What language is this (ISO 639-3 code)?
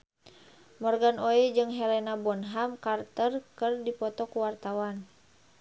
sun